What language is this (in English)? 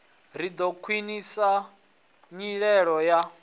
Venda